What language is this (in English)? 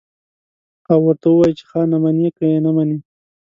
Pashto